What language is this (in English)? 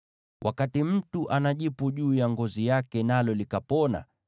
Swahili